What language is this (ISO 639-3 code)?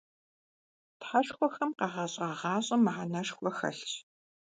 kbd